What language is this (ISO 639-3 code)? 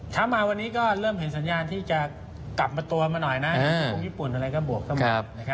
tha